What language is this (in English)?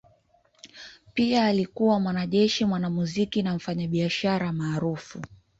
Swahili